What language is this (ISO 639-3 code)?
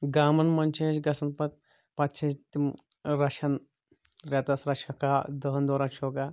kas